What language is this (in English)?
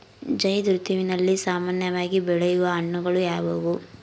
Kannada